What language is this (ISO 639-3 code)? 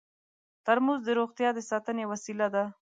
pus